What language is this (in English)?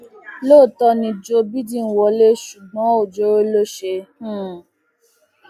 Yoruba